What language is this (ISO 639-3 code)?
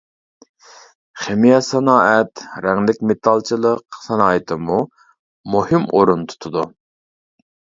uig